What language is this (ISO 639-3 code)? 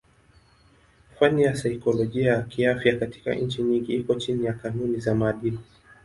swa